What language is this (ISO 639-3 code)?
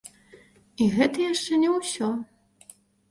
bel